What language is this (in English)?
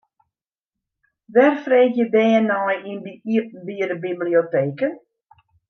Western Frisian